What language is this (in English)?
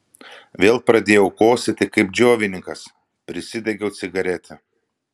Lithuanian